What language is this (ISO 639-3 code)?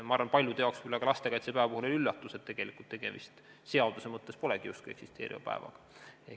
est